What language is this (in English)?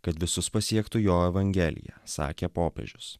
Lithuanian